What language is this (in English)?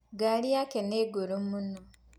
Kikuyu